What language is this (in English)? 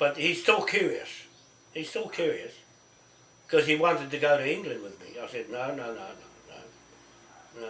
English